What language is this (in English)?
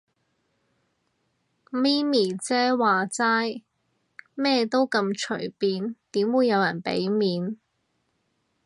Cantonese